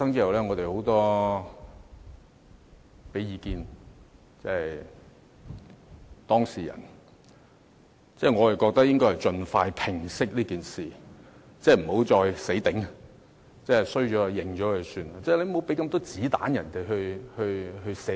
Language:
Cantonese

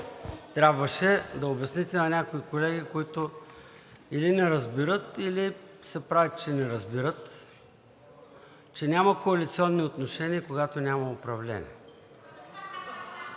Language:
Bulgarian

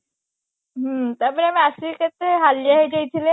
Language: Odia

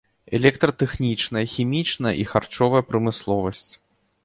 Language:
Belarusian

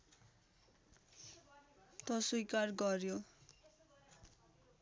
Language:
Nepali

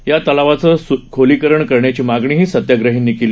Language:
Marathi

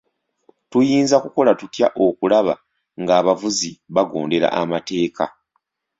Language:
Ganda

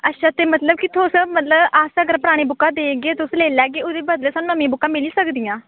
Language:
Dogri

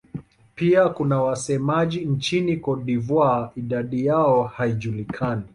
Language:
Swahili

